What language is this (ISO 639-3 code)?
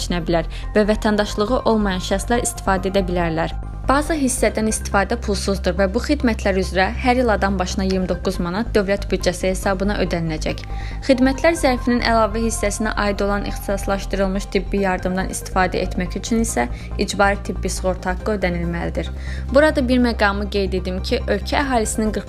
tur